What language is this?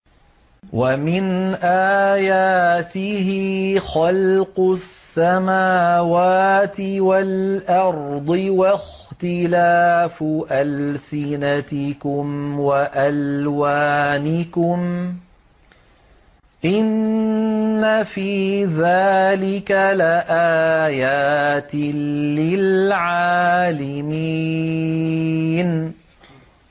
Arabic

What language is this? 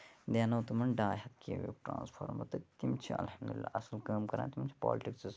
Kashmiri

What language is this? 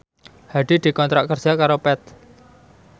Javanese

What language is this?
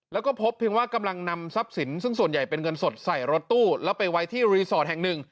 Thai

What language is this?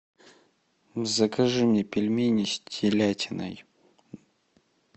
Russian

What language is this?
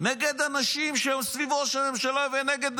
Hebrew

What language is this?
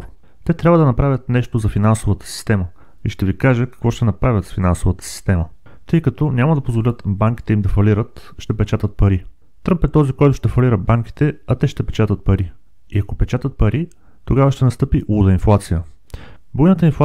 Bulgarian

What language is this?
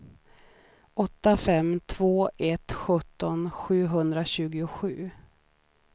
Swedish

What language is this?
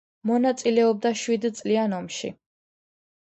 Georgian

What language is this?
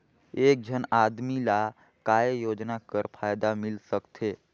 Chhattisgarhi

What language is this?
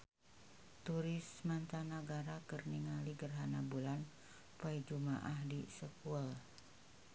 Sundanese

